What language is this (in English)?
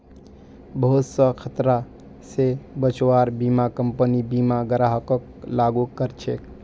Magahi